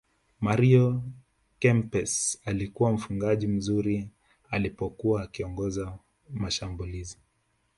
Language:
Swahili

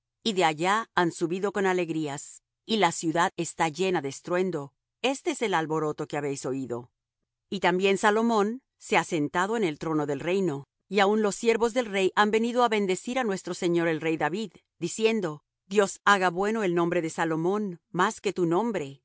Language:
Spanish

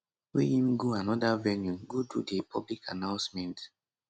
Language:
Nigerian Pidgin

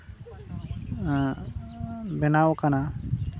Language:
Santali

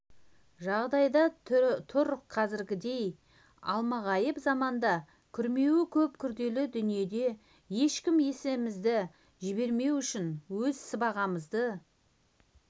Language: Kazakh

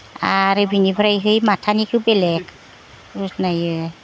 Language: Bodo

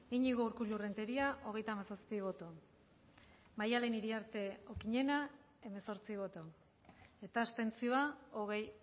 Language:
Basque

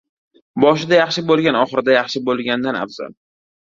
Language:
Uzbek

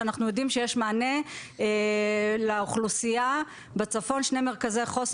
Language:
Hebrew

